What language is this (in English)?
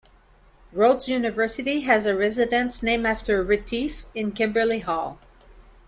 English